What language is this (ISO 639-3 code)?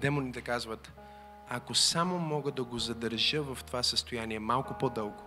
bul